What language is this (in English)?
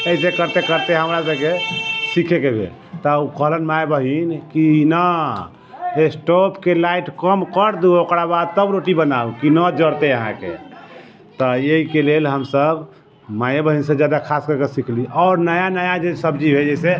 Maithili